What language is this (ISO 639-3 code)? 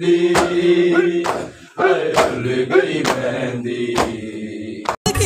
ara